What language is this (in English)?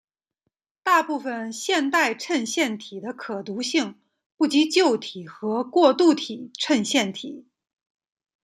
Chinese